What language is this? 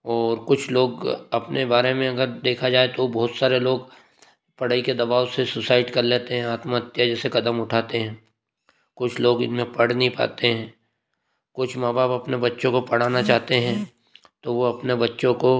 Hindi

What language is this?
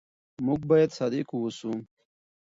Pashto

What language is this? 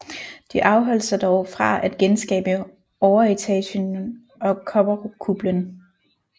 Danish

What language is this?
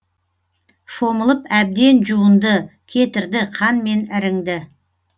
Kazakh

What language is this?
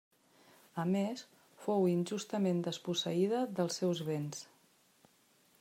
Catalan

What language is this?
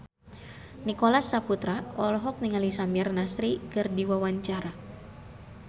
Sundanese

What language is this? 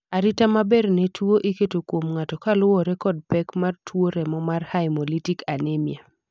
Luo (Kenya and Tanzania)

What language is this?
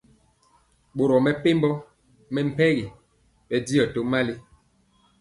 Mpiemo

